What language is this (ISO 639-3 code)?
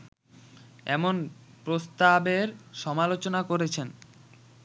ben